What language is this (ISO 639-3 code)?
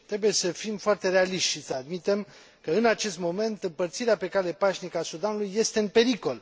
ron